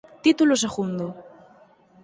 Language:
Galician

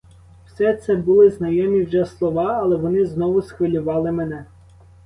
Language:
Ukrainian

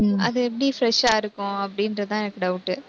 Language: Tamil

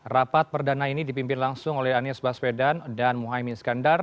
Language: Indonesian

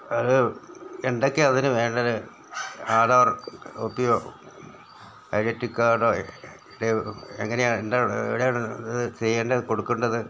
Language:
Malayalam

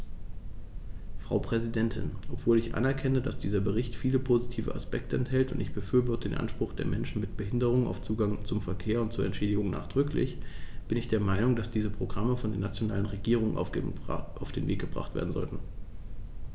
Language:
German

